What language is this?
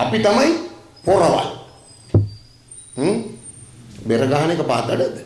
Indonesian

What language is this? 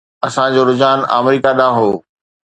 Sindhi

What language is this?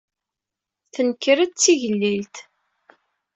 Kabyle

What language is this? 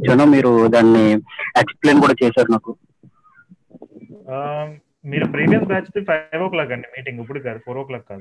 Telugu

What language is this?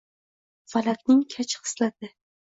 Uzbek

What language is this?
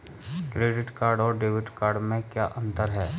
Hindi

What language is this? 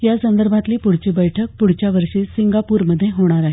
Marathi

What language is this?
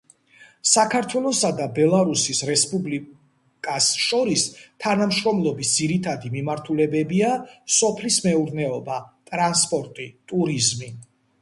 Georgian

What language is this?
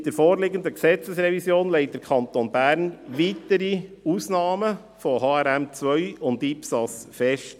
Swiss German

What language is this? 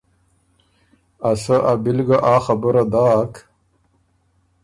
Ormuri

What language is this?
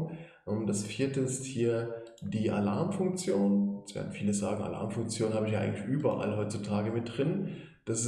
German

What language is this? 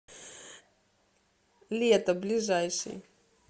Russian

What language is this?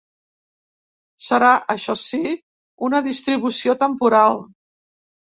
Catalan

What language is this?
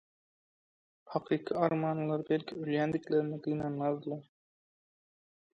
Turkmen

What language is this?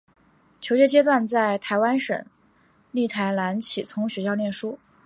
Chinese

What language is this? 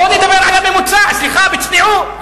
Hebrew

